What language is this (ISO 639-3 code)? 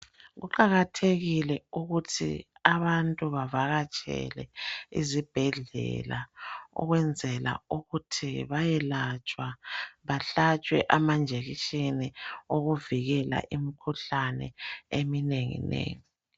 nde